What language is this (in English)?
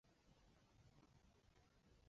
Chinese